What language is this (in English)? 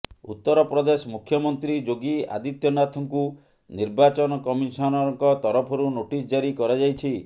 Odia